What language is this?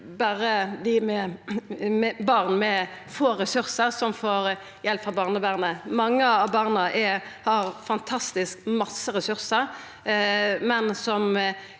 Norwegian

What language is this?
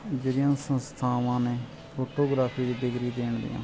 Punjabi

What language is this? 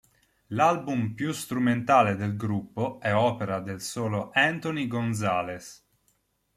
Italian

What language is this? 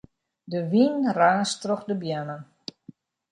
Western Frisian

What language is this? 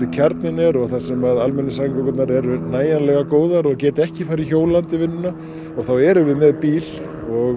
Icelandic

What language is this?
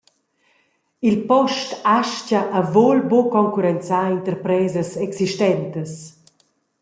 Romansh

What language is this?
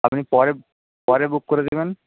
Bangla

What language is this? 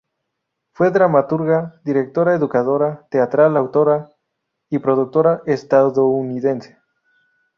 Spanish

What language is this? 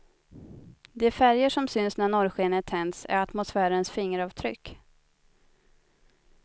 Swedish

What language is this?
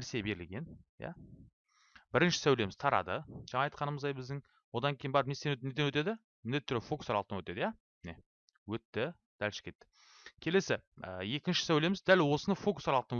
Turkish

